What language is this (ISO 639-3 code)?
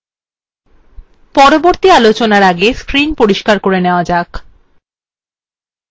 ben